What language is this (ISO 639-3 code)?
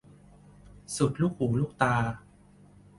tha